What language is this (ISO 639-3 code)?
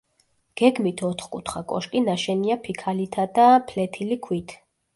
kat